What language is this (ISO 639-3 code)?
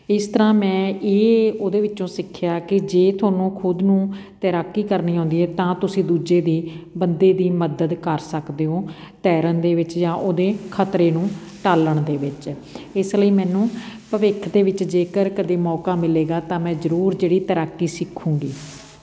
pan